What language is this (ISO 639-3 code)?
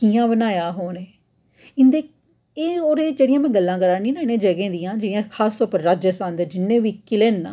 doi